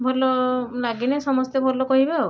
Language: Odia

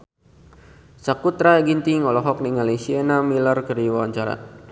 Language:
Sundanese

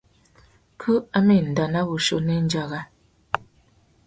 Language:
Tuki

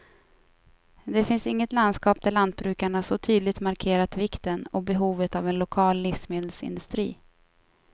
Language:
Swedish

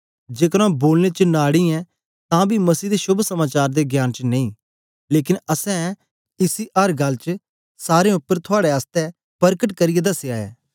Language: Dogri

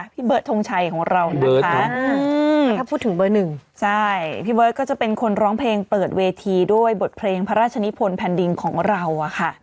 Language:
Thai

